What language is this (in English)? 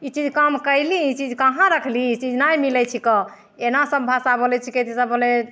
Maithili